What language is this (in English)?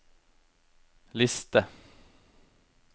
Norwegian